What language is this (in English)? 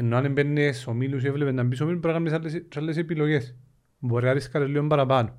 Greek